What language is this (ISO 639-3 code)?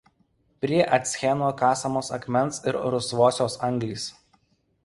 lit